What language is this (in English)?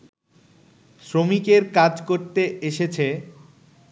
Bangla